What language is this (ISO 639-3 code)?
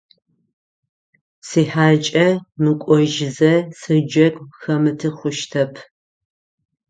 ady